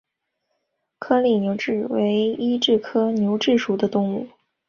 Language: Chinese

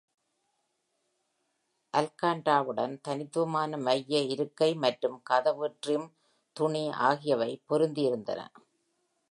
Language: Tamil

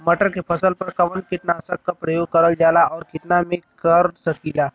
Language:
Bhojpuri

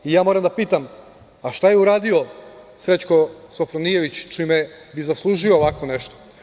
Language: Serbian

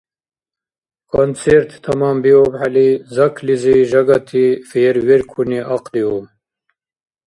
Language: Dargwa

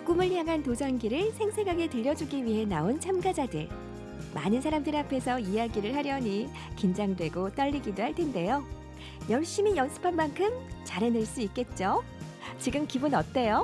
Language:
Korean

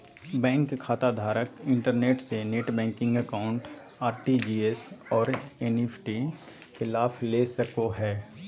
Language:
Magahi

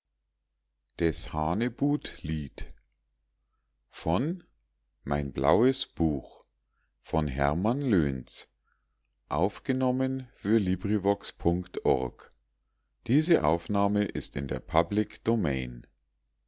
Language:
German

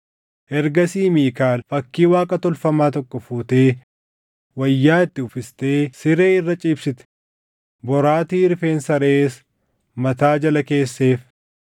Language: Oromo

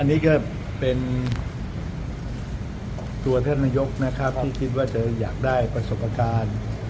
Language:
Thai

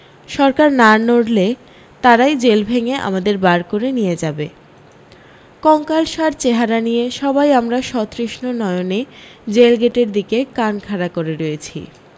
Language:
Bangla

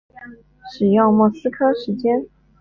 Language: Chinese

